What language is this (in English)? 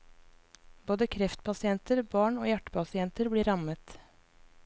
Norwegian